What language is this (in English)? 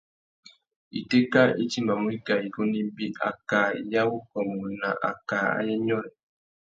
Tuki